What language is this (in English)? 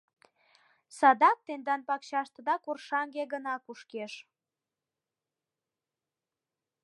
Mari